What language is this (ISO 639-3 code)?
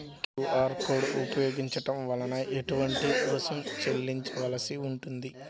tel